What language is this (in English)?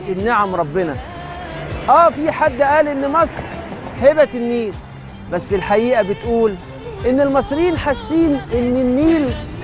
Arabic